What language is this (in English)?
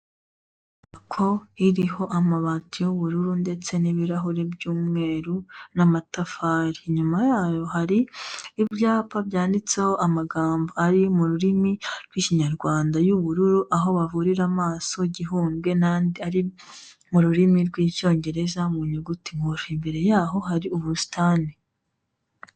Kinyarwanda